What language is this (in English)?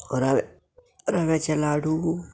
Konkani